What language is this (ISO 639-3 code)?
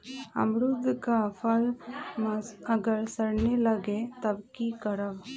mag